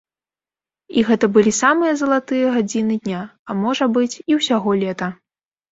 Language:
Belarusian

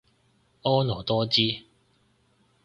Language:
Cantonese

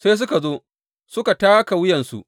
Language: Hausa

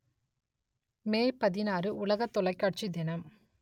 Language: Tamil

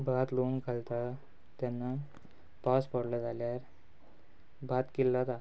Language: Konkani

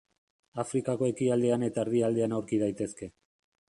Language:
Basque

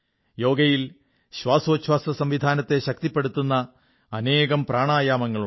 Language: Malayalam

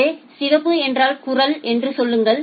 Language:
Tamil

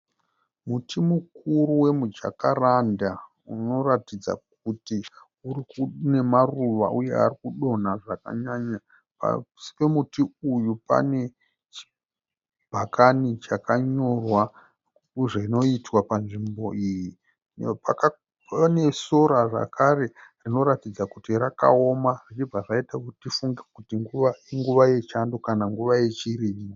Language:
Shona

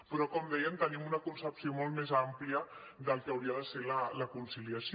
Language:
Catalan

